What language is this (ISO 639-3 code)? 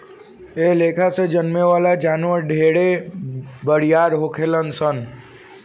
bho